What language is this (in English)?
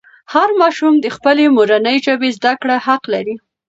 Pashto